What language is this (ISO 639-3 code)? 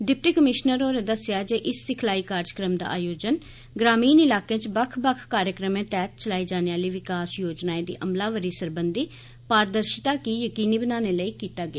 doi